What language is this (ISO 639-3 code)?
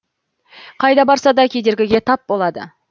kaz